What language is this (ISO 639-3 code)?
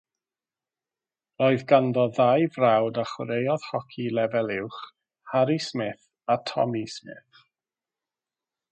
cym